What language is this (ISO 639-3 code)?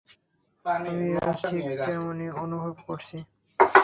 ben